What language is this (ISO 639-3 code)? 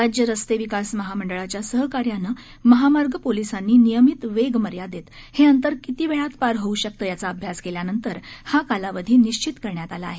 mar